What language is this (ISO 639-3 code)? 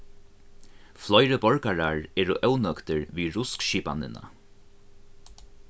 fao